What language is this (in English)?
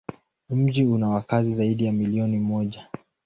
Swahili